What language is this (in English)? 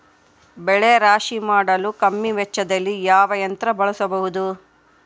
Kannada